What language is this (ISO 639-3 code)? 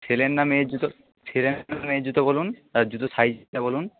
ben